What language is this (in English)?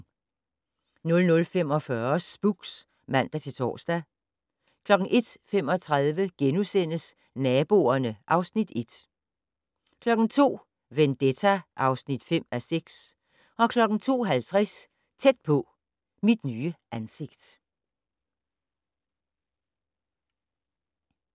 Danish